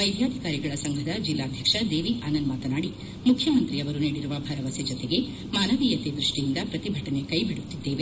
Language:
Kannada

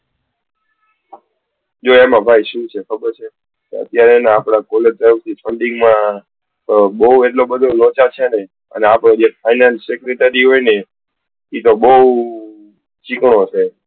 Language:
Gujarati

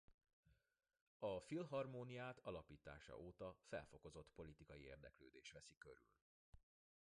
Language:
Hungarian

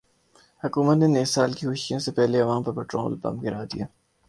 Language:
Urdu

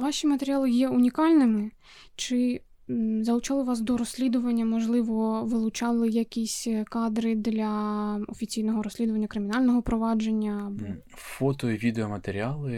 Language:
Ukrainian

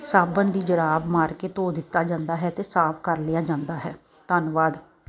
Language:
Punjabi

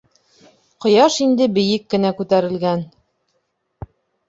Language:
Bashkir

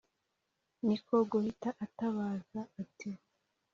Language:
Kinyarwanda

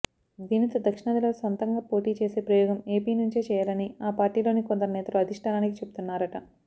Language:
Telugu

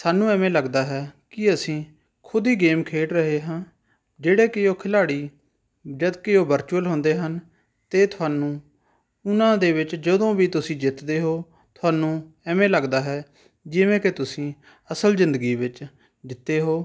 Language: Punjabi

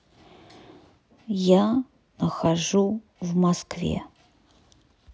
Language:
Russian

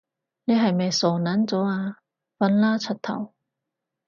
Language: Cantonese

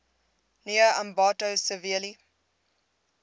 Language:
English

